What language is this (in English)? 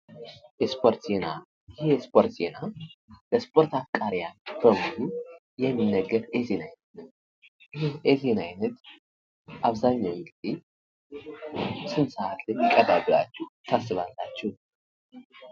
Amharic